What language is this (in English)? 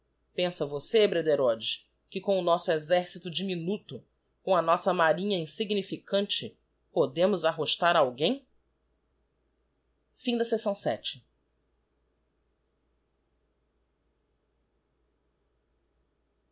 Portuguese